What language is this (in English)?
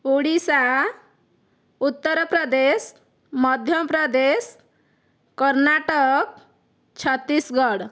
Odia